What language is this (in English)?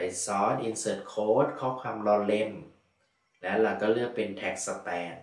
Thai